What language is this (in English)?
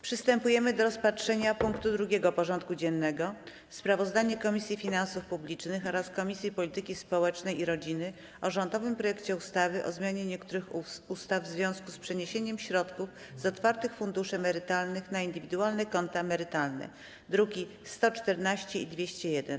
Polish